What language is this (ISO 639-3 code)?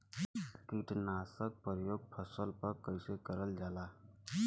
bho